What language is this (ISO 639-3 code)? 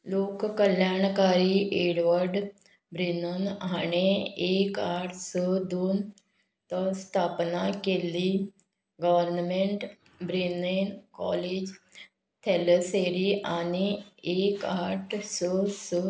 kok